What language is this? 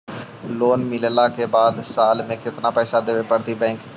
Magahi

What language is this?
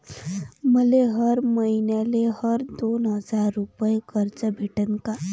Marathi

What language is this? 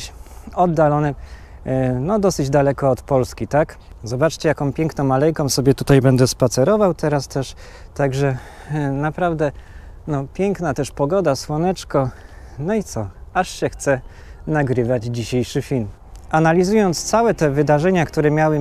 Polish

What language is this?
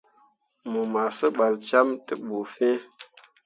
Mundang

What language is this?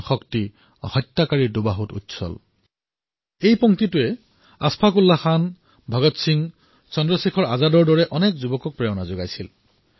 Assamese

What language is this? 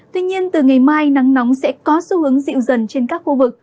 Vietnamese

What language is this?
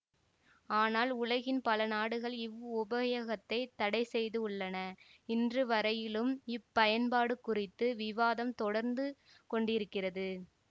Tamil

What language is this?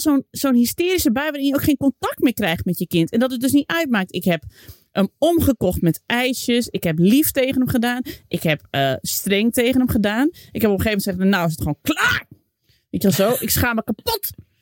Dutch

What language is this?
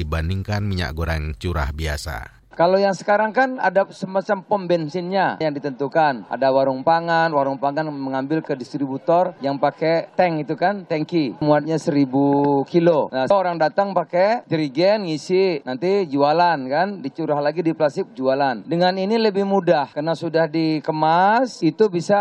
Indonesian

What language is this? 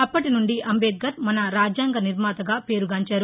Telugu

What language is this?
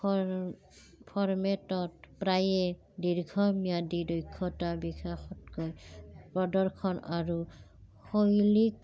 Assamese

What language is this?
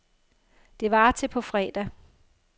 Danish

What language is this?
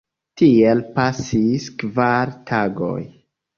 Esperanto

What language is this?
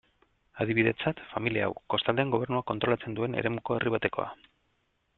Basque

